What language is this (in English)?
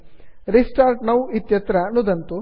Sanskrit